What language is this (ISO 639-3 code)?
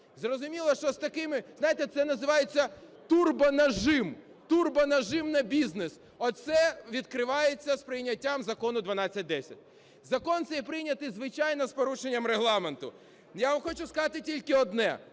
ukr